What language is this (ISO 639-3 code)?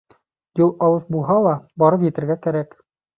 bak